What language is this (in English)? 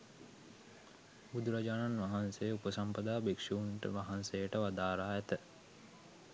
Sinhala